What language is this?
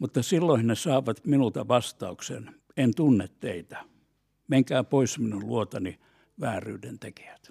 Finnish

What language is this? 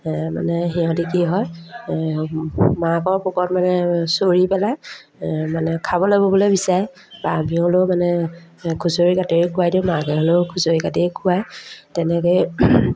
Assamese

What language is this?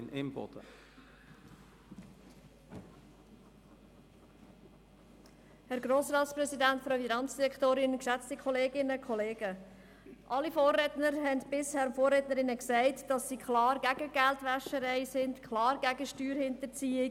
Swiss German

